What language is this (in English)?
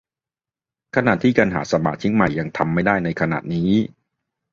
Thai